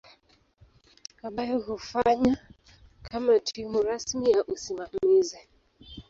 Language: Swahili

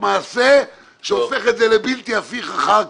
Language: Hebrew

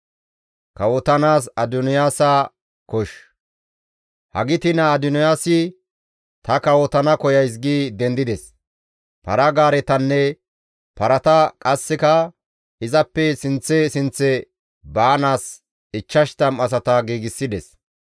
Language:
Gamo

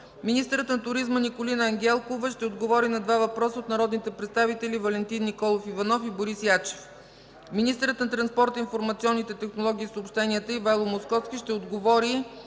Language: Bulgarian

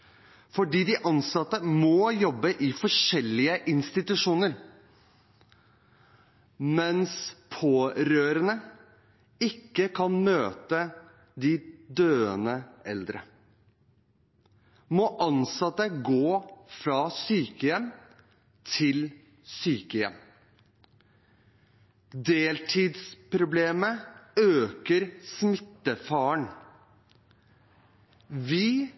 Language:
Norwegian Bokmål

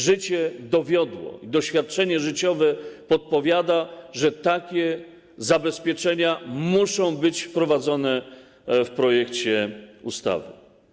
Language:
Polish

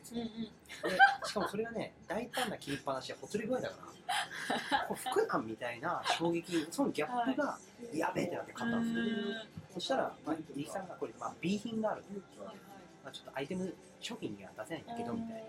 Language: Japanese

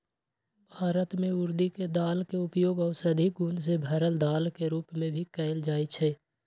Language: Magahi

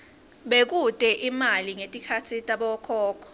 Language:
Swati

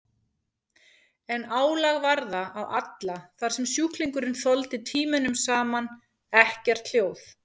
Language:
Icelandic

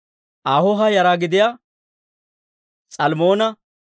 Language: Dawro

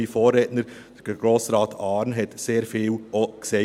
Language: Swiss German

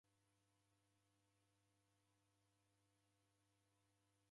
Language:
Taita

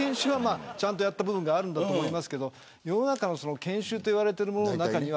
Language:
Japanese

